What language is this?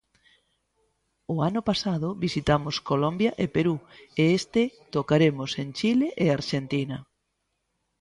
Galician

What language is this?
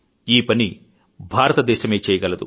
Telugu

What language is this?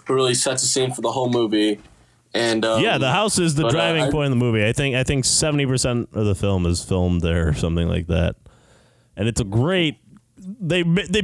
English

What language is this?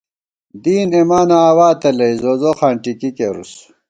Gawar-Bati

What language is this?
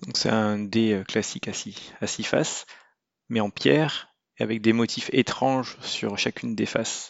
French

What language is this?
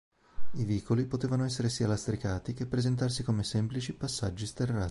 Italian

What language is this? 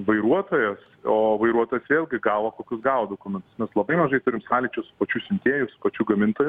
Lithuanian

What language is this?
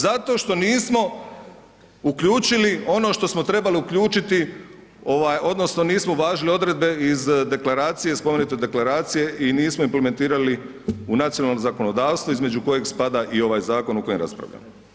Croatian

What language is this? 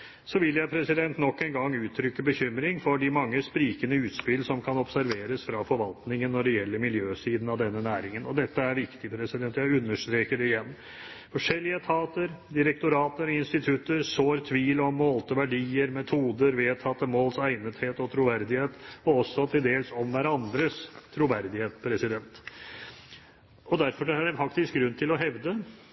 Norwegian Bokmål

